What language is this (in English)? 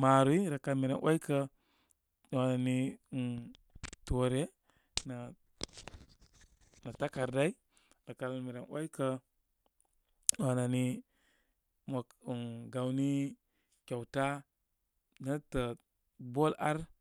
Koma